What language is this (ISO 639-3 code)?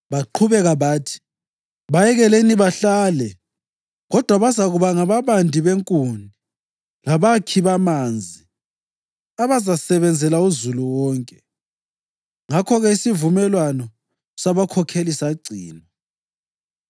nde